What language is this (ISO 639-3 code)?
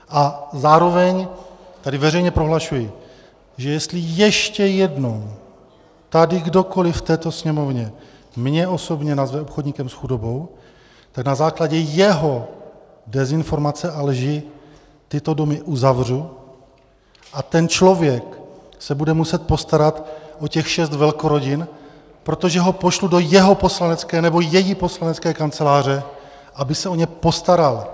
ces